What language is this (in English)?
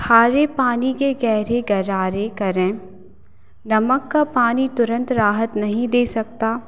Hindi